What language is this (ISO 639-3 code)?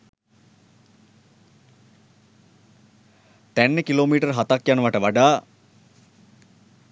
sin